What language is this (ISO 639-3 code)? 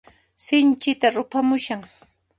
qxp